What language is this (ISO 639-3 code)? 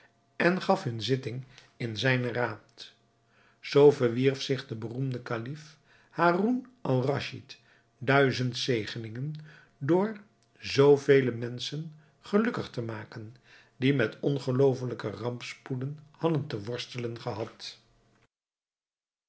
nld